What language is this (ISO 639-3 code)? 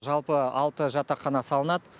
kaz